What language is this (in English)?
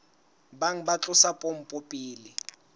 Southern Sotho